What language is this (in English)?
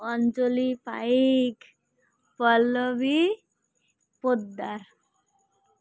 Odia